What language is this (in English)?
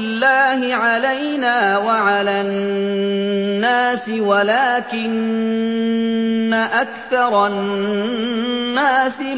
Arabic